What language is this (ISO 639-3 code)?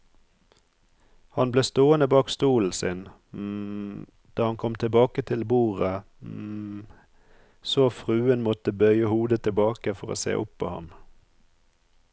nor